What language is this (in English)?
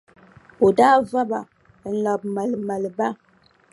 Dagbani